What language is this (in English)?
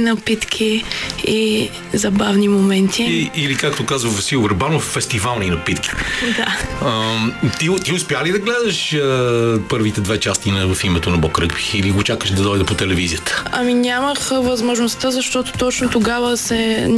Bulgarian